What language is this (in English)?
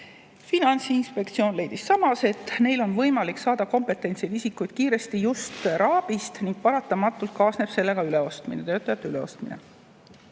Estonian